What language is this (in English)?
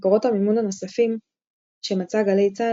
Hebrew